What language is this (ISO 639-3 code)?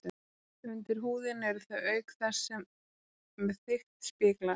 isl